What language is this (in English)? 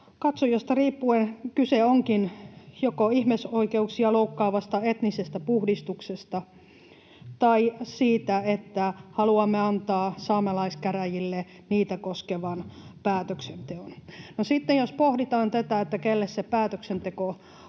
Finnish